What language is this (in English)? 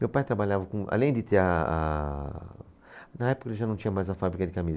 Portuguese